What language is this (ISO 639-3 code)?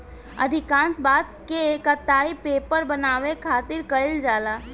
bho